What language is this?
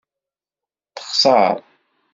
Kabyle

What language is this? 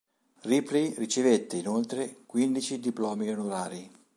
Italian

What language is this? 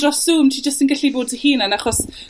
Welsh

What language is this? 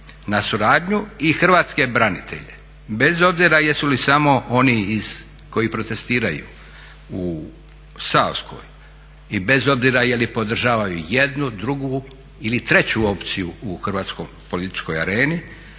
Croatian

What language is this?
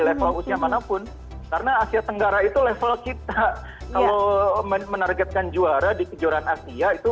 Indonesian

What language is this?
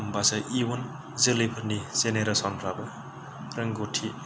Bodo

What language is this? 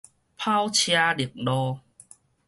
Min Nan Chinese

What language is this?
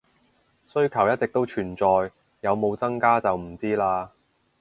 Cantonese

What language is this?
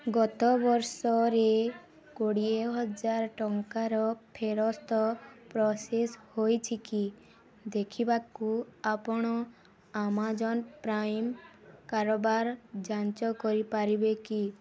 Odia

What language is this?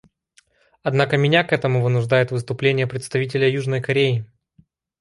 Russian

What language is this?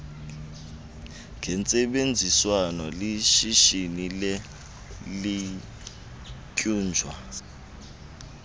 Xhosa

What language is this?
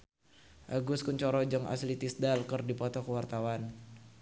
Sundanese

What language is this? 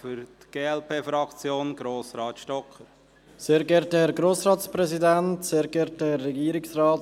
Swiss German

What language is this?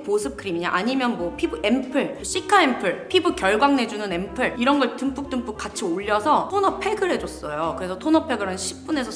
Korean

